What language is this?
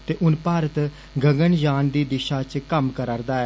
Dogri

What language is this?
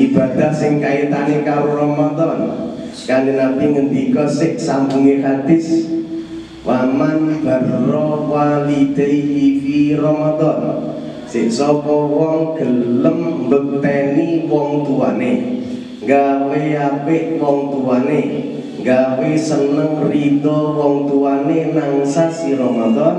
Indonesian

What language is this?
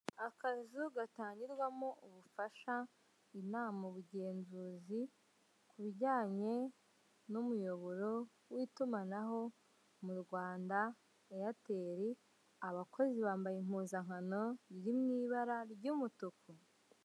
Kinyarwanda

